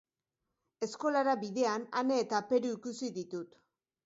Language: Basque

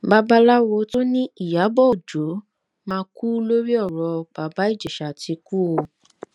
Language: Yoruba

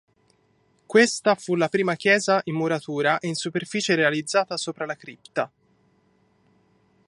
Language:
Italian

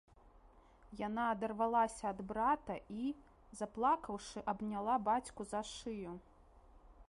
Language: Belarusian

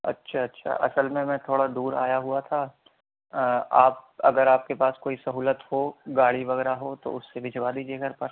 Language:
Urdu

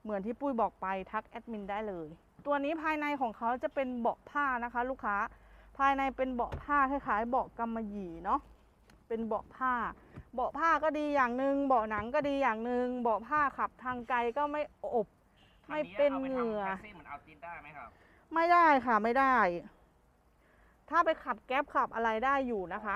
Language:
Thai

